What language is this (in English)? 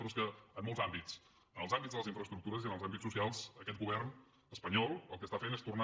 Catalan